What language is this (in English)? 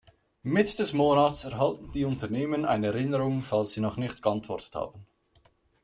German